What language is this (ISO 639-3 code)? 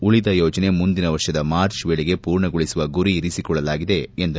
kan